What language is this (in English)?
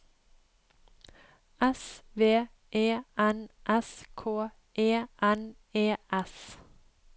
Norwegian